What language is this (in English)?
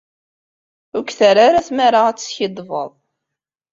Kabyle